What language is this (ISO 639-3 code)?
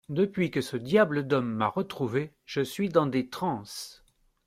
fra